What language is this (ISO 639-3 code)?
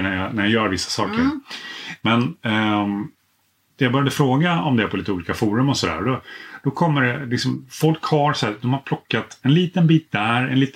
swe